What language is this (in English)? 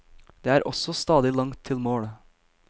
Norwegian